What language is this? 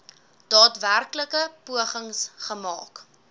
Afrikaans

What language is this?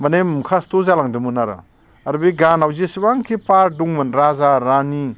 Bodo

